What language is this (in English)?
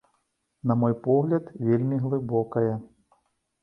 Belarusian